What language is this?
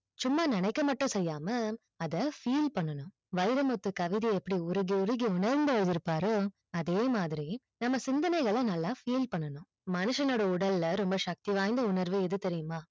Tamil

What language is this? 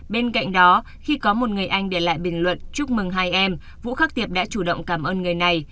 Vietnamese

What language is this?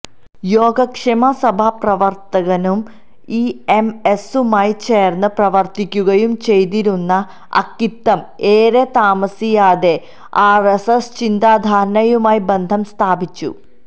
Malayalam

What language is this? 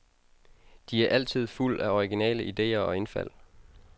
Danish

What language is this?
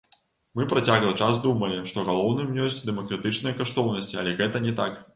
Belarusian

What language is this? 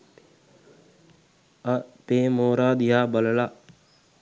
Sinhala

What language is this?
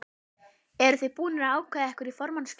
Icelandic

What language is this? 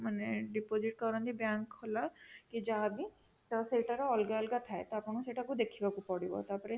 Odia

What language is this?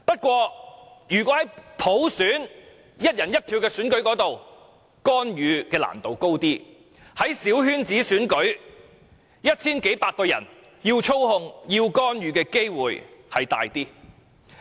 Cantonese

